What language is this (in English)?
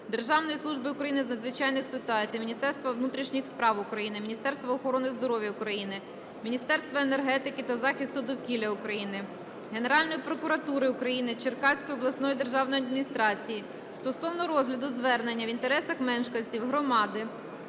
Ukrainian